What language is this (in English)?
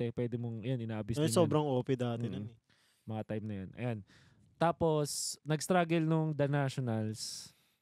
Filipino